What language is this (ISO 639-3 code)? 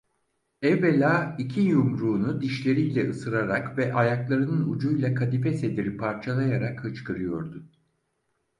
tur